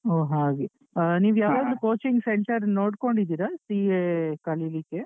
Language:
Kannada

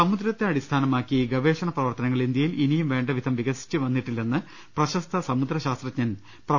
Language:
Malayalam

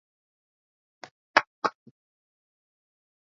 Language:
Swahili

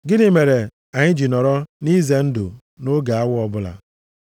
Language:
Igbo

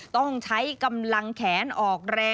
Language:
Thai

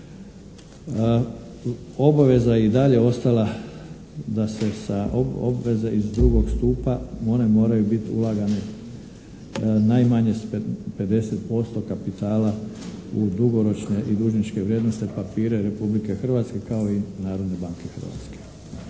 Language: Croatian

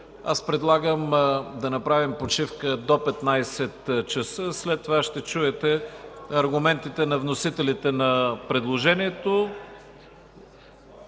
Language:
Bulgarian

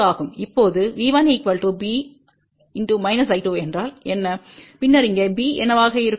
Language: Tamil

